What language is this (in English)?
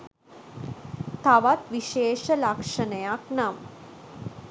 Sinhala